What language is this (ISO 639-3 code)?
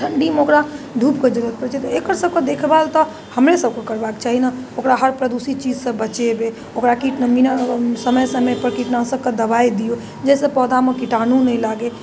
mai